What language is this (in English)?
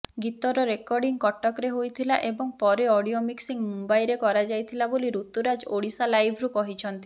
Odia